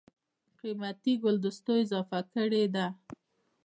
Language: Pashto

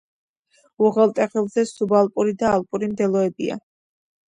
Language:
Georgian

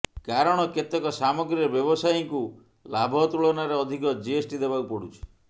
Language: Odia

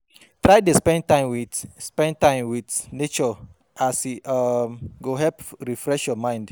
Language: Nigerian Pidgin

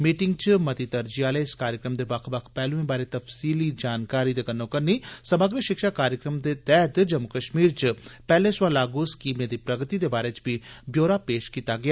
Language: Dogri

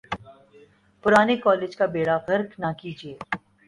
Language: Urdu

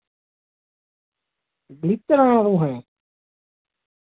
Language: Dogri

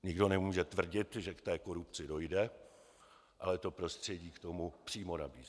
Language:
Czech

